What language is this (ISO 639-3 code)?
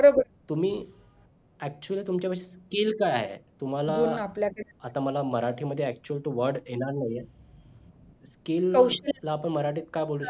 mar